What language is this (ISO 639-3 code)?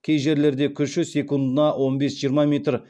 kaz